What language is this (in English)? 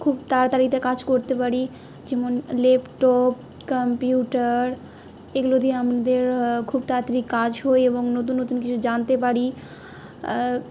Bangla